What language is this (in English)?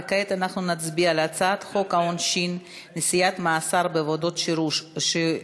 Hebrew